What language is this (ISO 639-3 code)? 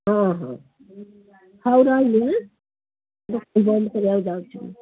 ori